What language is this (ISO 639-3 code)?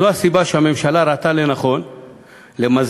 heb